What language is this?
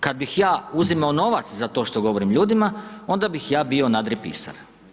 Croatian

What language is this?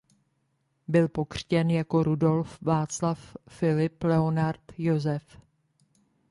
Czech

